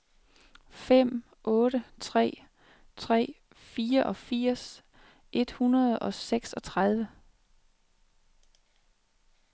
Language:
Danish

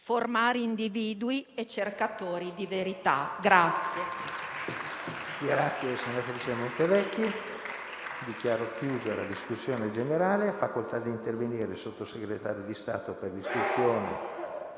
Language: Italian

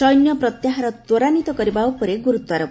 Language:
Odia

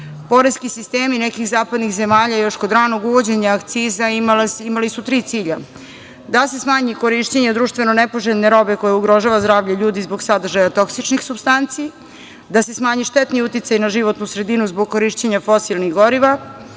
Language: Serbian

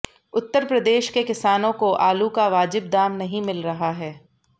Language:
Hindi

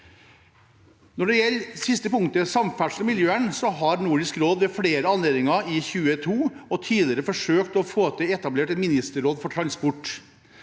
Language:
Norwegian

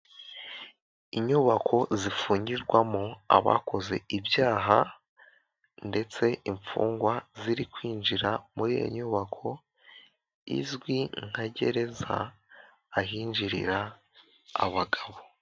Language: Kinyarwanda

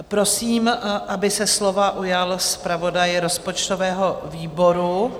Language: Czech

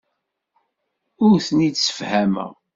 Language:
Kabyle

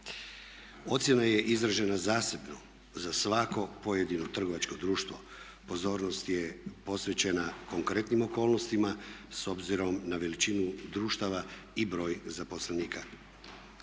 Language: Croatian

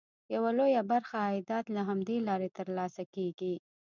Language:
Pashto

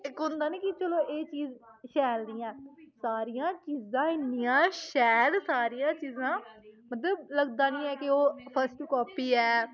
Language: Dogri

